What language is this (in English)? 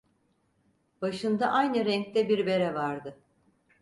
Turkish